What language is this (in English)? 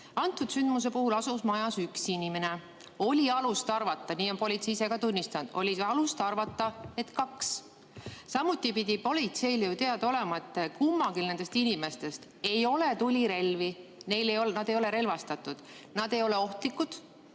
Estonian